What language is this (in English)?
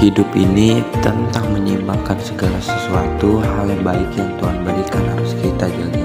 Indonesian